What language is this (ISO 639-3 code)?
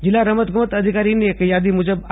guj